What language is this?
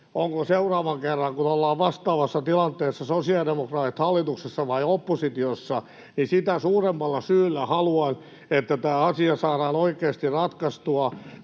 Finnish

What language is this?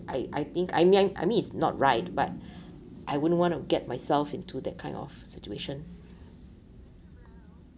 English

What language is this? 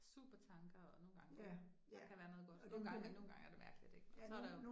Danish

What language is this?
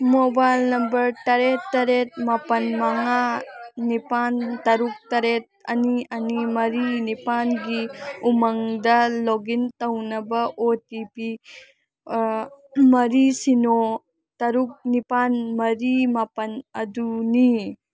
Manipuri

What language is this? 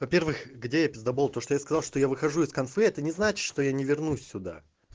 Russian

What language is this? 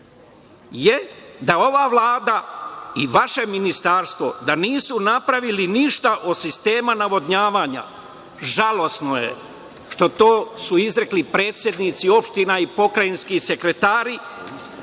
Serbian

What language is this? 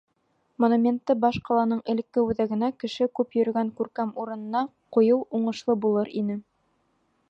Bashkir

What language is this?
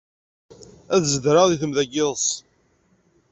Kabyle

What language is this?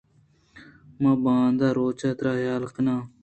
Eastern Balochi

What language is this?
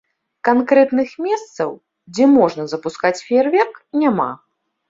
Belarusian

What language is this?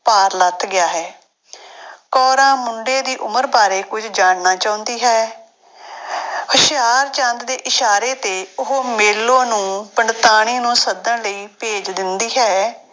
Punjabi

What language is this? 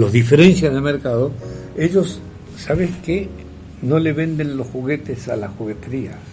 Spanish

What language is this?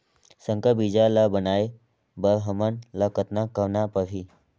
Chhattisgarhi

